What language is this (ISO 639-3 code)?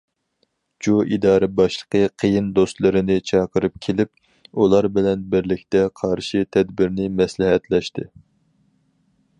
uig